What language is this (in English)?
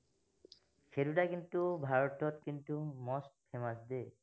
Assamese